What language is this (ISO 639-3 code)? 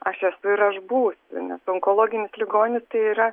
lit